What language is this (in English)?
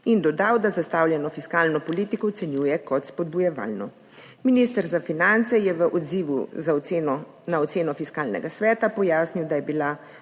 Slovenian